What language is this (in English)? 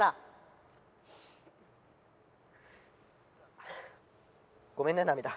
Japanese